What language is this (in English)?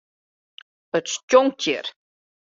Western Frisian